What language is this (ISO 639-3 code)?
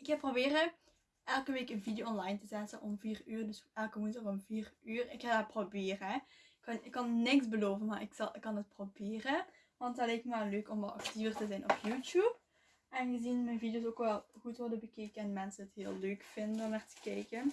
nld